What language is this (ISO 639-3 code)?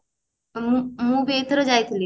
ori